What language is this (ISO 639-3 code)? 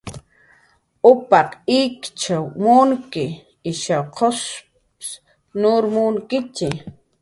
jqr